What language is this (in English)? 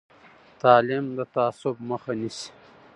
Pashto